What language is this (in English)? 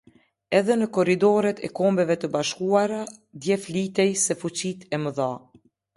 Albanian